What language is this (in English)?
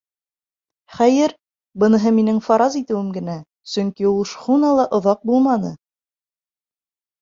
Bashkir